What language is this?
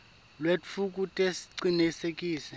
Swati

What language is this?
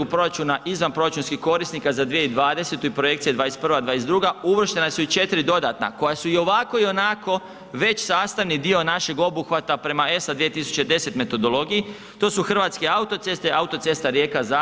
Croatian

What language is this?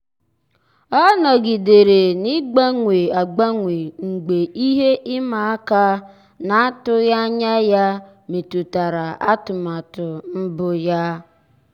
Igbo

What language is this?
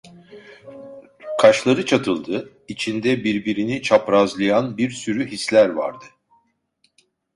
Turkish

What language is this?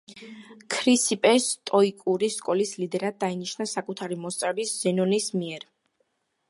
Georgian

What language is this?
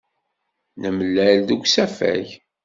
Kabyle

